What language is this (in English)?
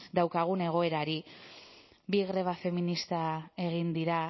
Basque